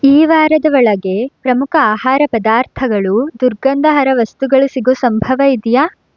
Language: Kannada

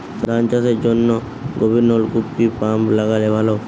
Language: Bangla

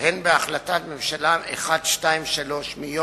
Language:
Hebrew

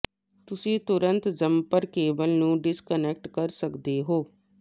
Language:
Punjabi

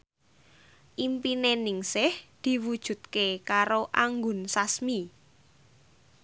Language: Javanese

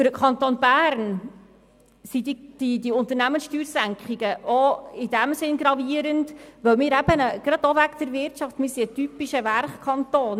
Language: Swiss German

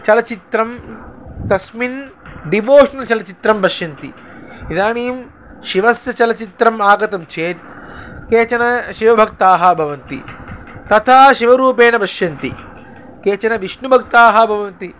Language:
Sanskrit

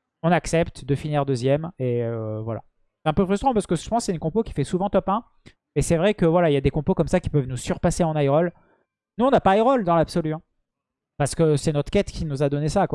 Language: French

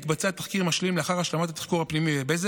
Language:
Hebrew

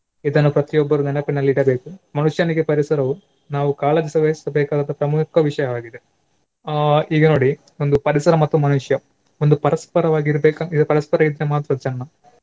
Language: Kannada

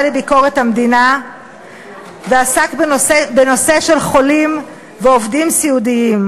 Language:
Hebrew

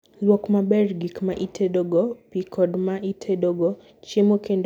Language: Luo (Kenya and Tanzania)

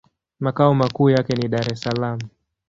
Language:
Swahili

